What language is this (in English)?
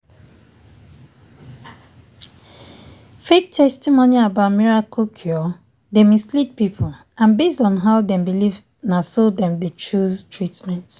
Nigerian Pidgin